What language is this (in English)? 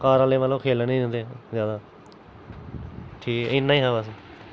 Dogri